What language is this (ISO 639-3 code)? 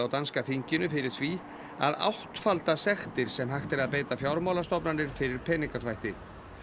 isl